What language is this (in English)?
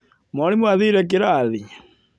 Kikuyu